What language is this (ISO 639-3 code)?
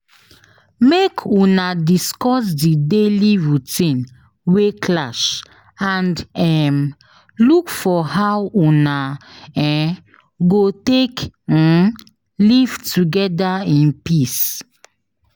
pcm